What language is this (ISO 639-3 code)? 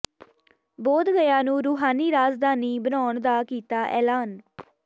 pan